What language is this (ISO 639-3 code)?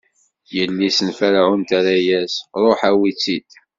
kab